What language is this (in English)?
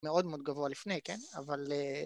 Hebrew